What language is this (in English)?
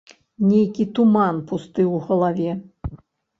Belarusian